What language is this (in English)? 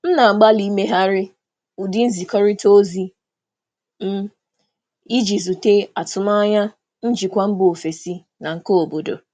Igbo